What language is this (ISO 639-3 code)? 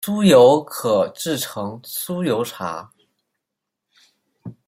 zho